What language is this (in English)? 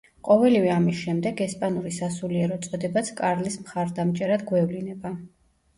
Georgian